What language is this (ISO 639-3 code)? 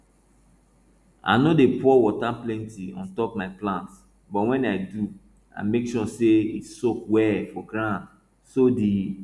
pcm